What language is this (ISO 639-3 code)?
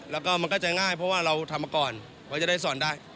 tha